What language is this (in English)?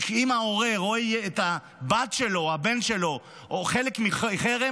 Hebrew